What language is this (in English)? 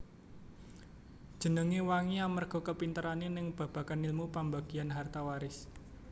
Javanese